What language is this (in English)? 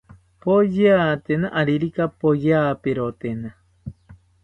South Ucayali Ashéninka